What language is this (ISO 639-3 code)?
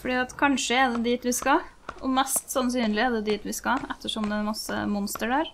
nor